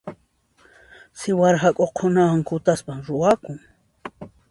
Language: Puno Quechua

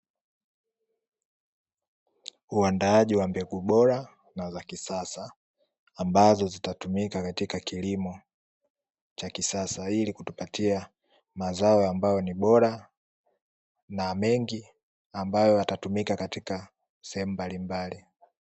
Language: Swahili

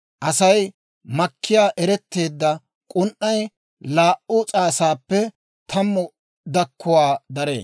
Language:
Dawro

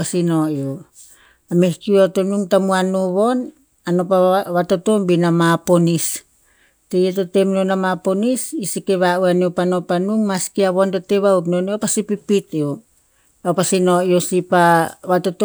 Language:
Tinputz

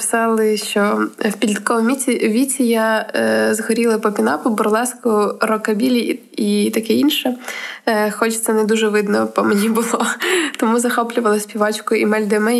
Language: Ukrainian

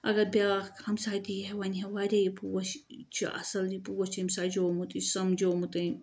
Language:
Kashmiri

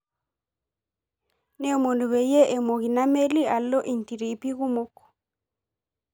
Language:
Masai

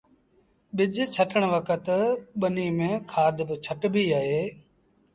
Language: Sindhi Bhil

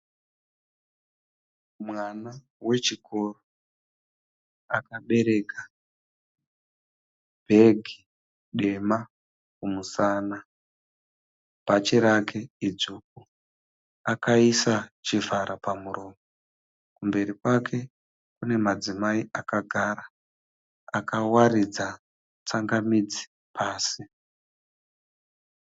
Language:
Shona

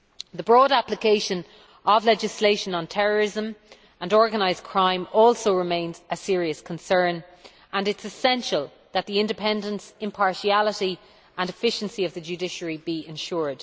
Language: English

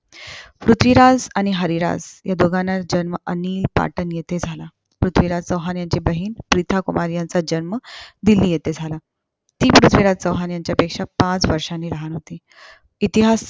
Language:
Marathi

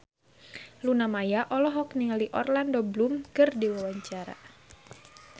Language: Sundanese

